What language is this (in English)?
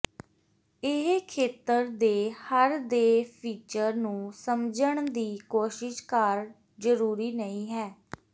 Punjabi